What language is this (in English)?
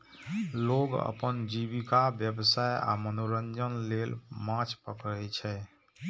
Maithili